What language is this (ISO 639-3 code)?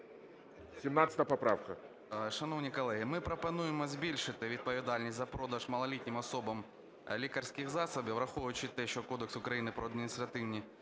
ukr